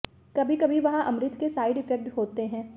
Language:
Hindi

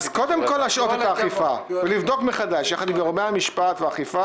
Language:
Hebrew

